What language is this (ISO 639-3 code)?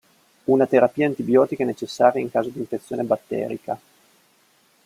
ita